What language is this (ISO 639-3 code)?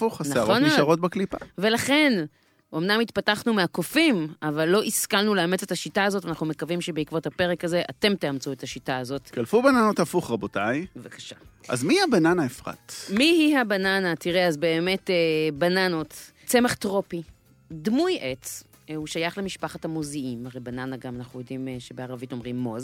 heb